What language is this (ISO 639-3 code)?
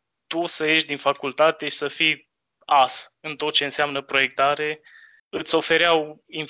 ron